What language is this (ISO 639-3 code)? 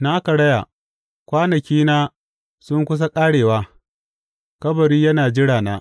hau